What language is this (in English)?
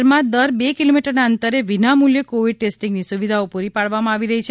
Gujarati